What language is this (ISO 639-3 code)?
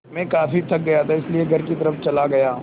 hin